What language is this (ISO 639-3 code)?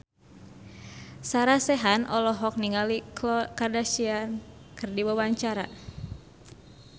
sun